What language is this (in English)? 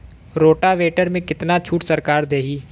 Bhojpuri